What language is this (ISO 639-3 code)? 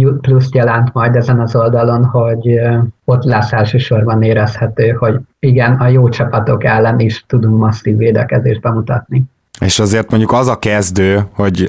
hun